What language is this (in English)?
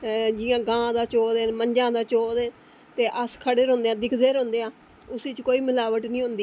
Dogri